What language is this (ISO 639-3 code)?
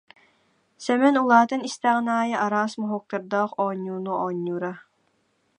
sah